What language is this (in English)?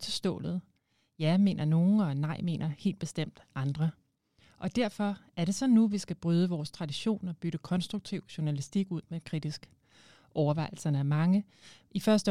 Danish